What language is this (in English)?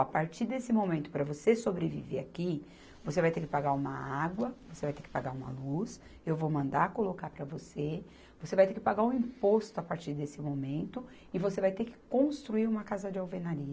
Portuguese